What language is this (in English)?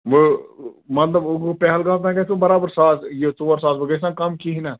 Kashmiri